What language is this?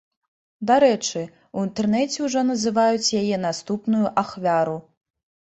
Belarusian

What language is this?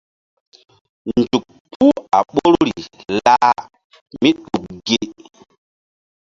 Mbum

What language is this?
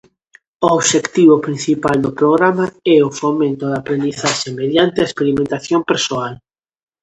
Galician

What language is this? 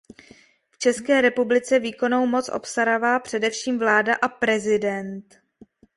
Czech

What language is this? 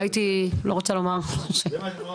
Hebrew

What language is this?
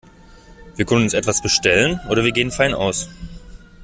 German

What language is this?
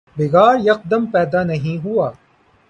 Urdu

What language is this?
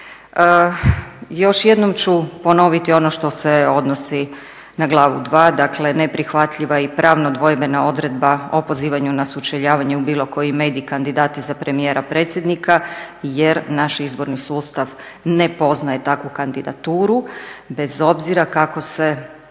Croatian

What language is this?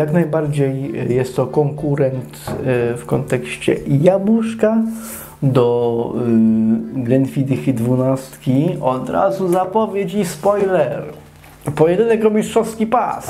Polish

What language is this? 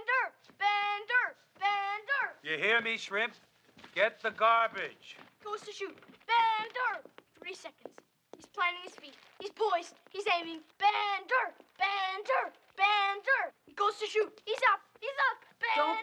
English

